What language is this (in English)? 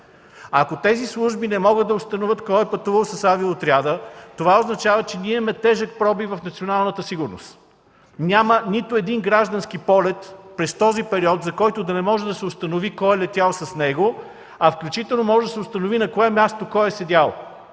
Bulgarian